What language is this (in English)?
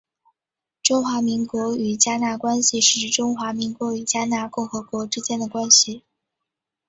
Chinese